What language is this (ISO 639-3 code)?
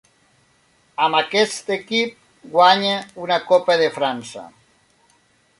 cat